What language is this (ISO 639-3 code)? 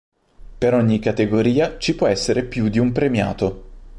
ita